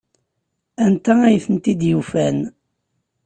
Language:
Kabyle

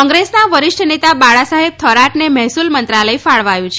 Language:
Gujarati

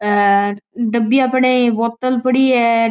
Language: Marwari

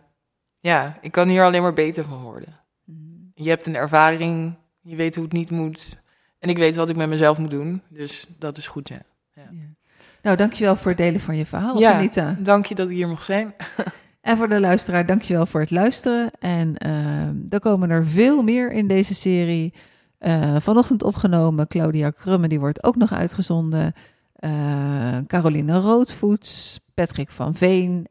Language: Dutch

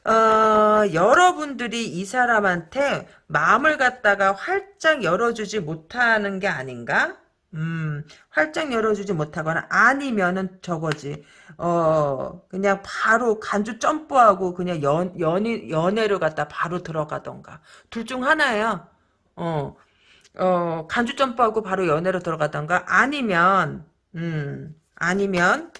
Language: Korean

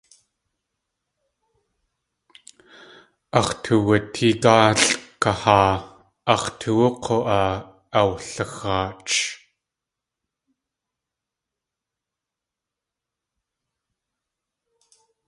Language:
Tlingit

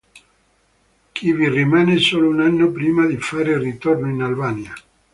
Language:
Italian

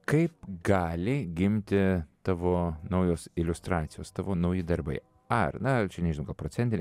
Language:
Lithuanian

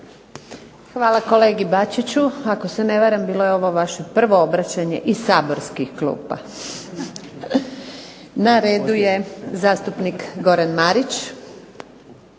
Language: Croatian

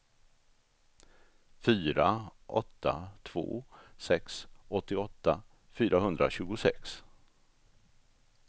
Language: Swedish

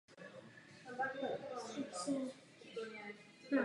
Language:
Czech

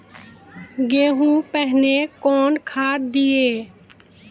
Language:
Maithili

